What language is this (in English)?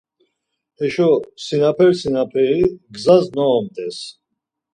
Laz